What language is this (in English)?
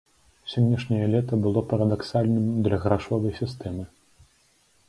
Belarusian